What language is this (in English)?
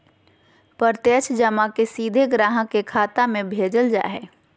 Magahi